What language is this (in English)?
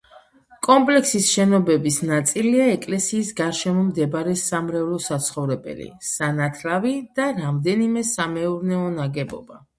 Georgian